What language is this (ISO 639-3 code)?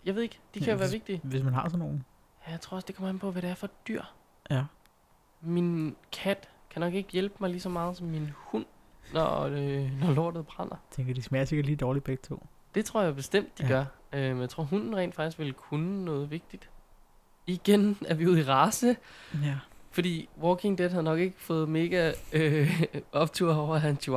dan